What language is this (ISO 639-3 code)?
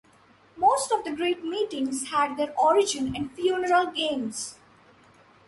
eng